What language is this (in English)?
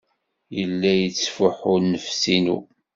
Kabyle